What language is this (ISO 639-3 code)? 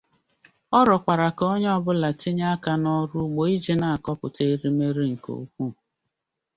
ibo